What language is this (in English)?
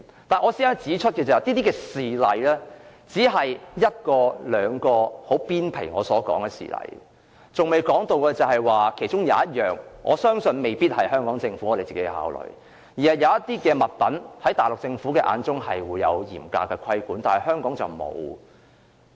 Cantonese